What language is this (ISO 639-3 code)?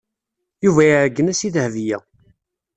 kab